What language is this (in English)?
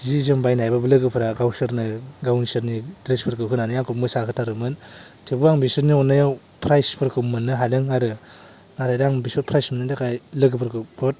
Bodo